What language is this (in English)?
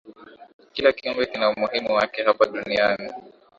Swahili